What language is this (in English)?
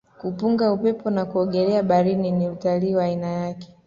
Swahili